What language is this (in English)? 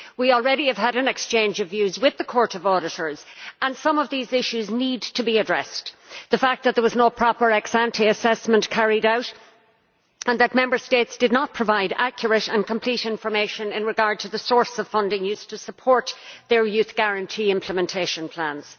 English